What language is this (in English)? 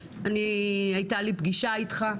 Hebrew